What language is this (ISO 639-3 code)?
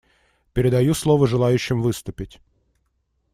rus